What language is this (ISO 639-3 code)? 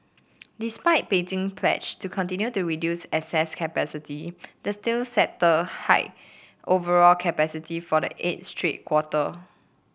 eng